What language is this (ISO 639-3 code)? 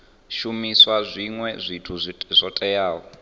ven